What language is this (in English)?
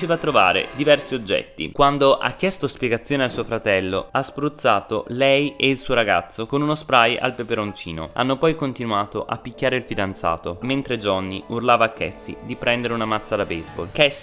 Italian